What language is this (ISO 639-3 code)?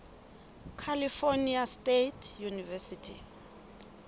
sot